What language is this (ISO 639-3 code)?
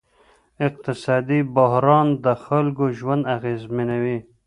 pus